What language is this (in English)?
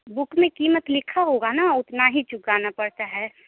Hindi